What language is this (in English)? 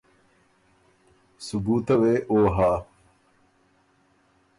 Ormuri